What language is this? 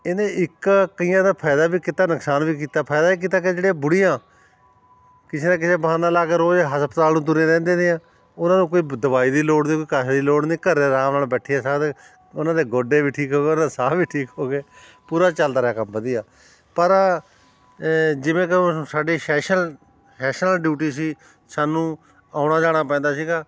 Punjabi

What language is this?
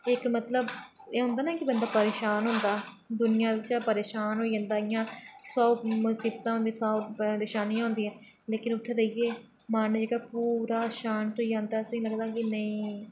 Dogri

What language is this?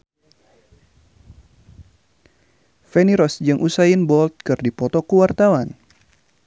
Sundanese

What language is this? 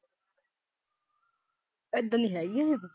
Punjabi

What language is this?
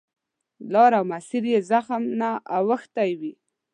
Pashto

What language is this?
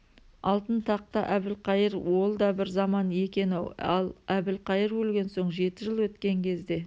Kazakh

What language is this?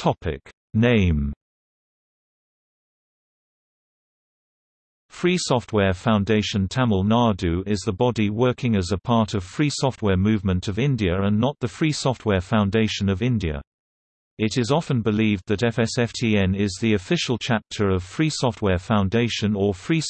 English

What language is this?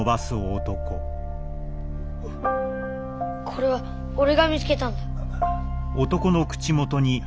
Japanese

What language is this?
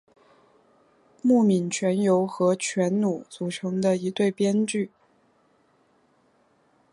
Chinese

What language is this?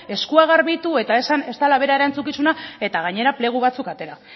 Basque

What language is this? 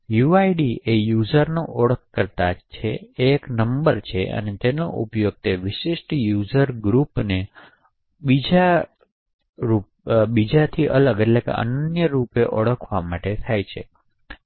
Gujarati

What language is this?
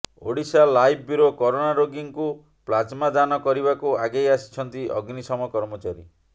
Odia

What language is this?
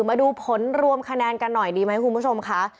Thai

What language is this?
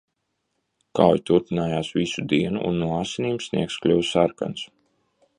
Latvian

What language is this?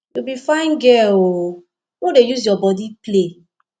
Nigerian Pidgin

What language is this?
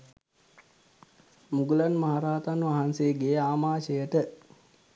Sinhala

